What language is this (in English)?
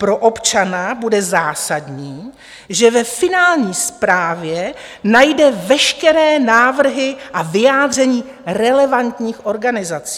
Czech